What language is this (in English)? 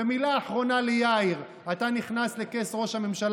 Hebrew